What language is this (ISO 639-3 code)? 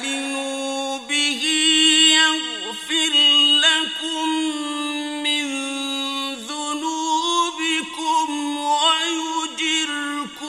ara